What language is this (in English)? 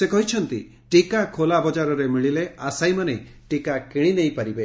Odia